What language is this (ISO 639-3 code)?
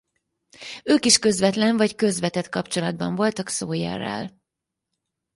hun